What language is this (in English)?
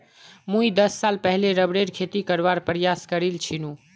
Magahi